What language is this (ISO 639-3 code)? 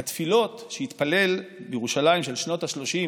heb